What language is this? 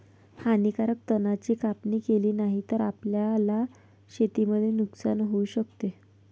Marathi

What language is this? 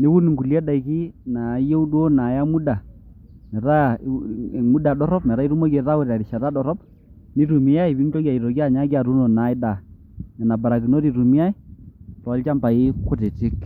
Masai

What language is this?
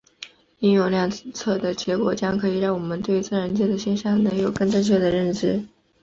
Chinese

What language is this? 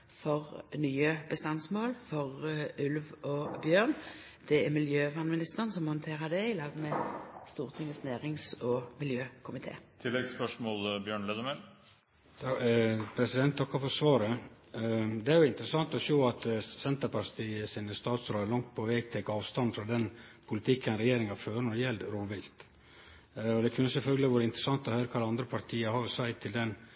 Norwegian Nynorsk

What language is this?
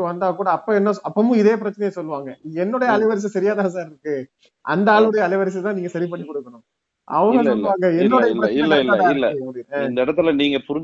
Tamil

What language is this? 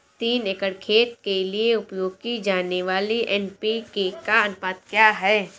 Hindi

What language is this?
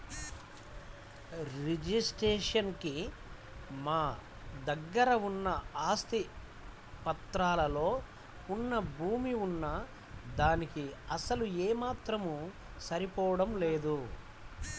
Telugu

